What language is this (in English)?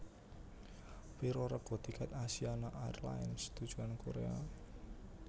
Javanese